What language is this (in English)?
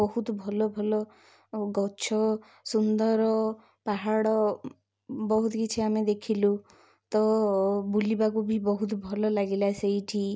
Odia